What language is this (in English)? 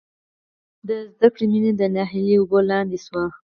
Pashto